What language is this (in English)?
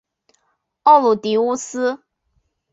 Chinese